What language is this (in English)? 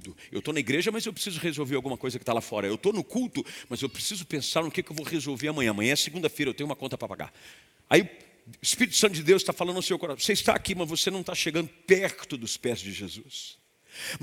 Portuguese